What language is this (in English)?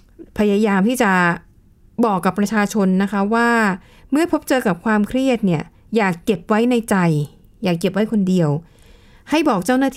Thai